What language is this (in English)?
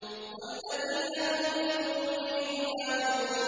Arabic